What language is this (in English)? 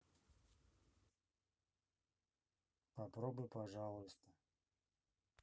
Russian